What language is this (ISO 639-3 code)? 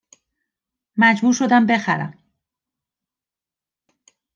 fas